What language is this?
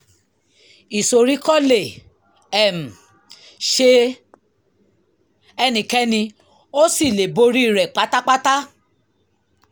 Yoruba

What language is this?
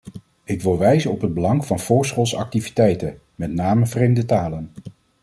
Dutch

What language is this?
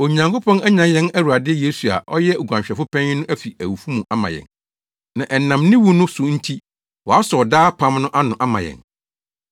Akan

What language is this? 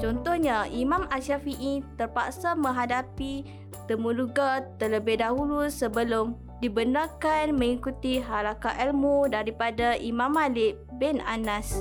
Malay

